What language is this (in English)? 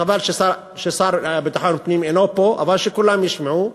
Hebrew